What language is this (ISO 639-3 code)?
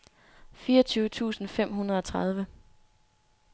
dan